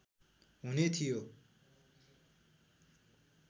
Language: Nepali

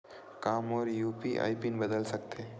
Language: Chhattisgarhi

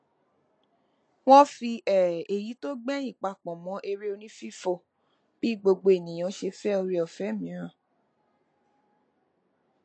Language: Yoruba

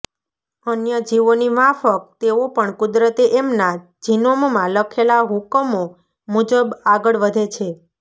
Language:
Gujarati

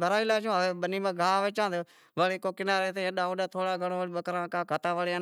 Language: Wadiyara Koli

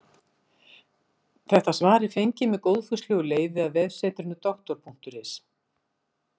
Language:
Icelandic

